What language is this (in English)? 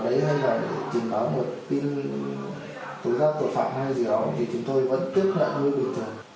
Vietnamese